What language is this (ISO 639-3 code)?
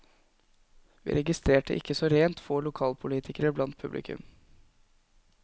nor